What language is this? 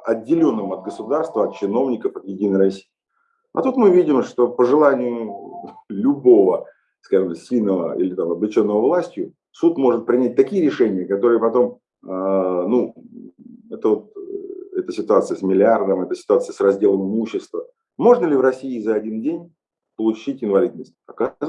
Russian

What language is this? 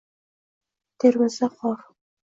Uzbek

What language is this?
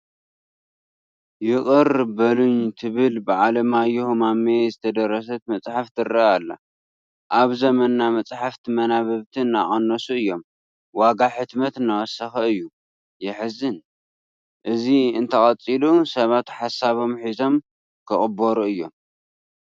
Tigrinya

